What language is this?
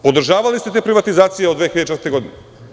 Serbian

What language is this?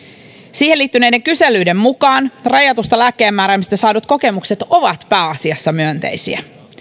Finnish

